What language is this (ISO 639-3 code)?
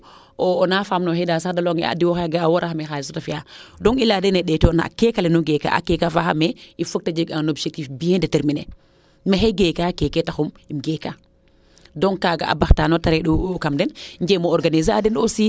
srr